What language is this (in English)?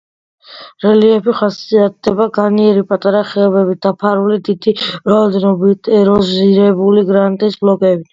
Georgian